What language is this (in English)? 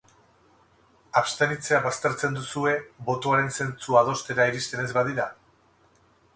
Basque